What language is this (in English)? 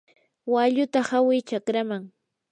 Yanahuanca Pasco Quechua